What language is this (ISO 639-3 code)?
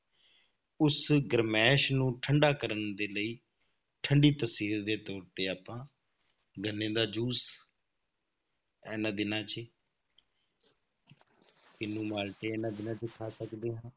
pan